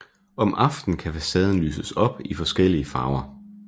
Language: Danish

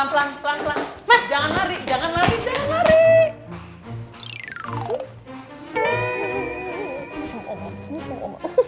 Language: Indonesian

